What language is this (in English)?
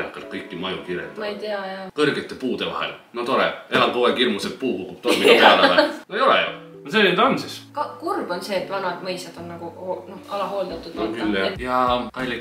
Finnish